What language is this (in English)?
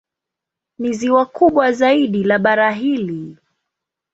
Swahili